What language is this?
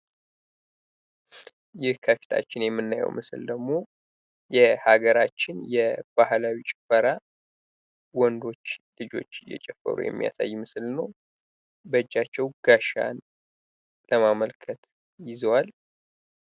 Amharic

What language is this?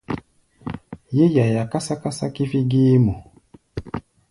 Gbaya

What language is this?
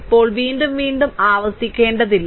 Malayalam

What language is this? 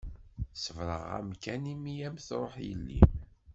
Kabyle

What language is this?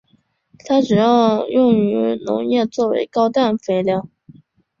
Chinese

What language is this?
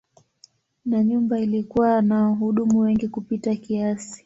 Swahili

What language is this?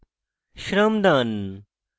Bangla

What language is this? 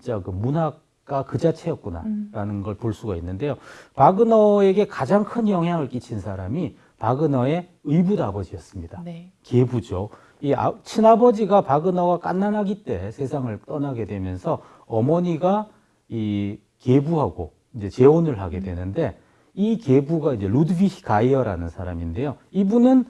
Korean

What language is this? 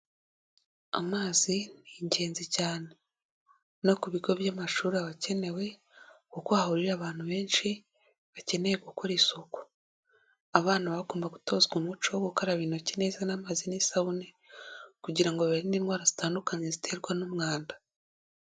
Kinyarwanda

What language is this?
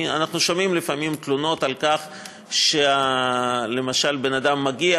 Hebrew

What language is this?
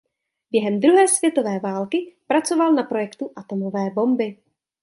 Czech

